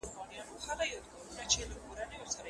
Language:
Pashto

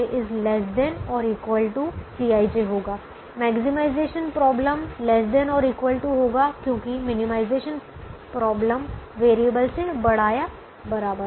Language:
Hindi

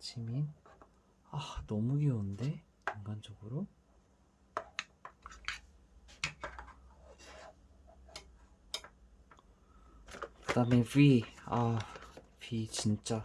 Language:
Korean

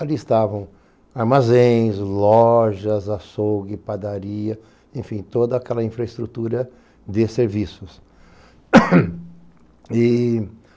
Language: Portuguese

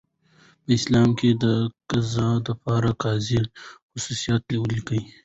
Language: Pashto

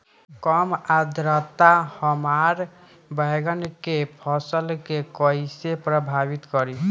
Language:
Bhojpuri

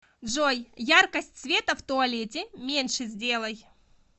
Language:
Russian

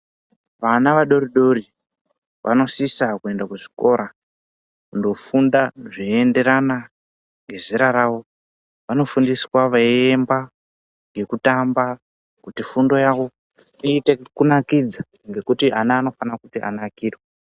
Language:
Ndau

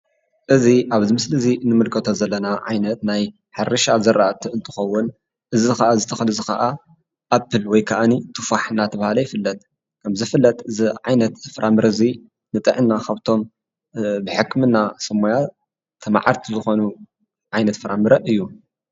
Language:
Tigrinya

